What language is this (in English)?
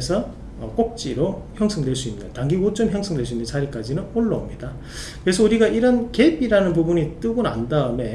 Korean